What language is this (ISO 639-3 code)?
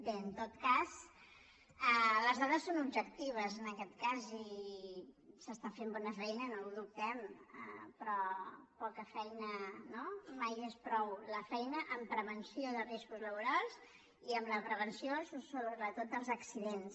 cat